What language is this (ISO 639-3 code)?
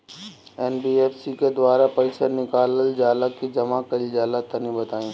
bho